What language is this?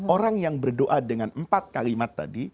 Indonesian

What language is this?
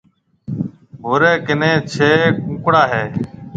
Marwari (Pakistan)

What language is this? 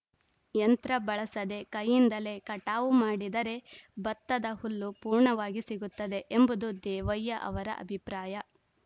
Kannada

